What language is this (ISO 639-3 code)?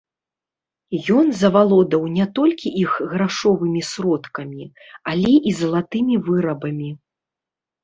bel